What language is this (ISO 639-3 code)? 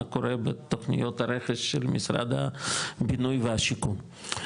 heb